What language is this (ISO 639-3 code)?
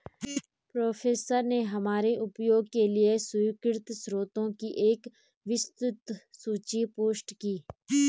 hin